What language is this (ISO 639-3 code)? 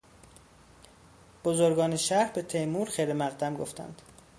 fas